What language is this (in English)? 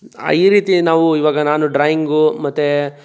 Kannada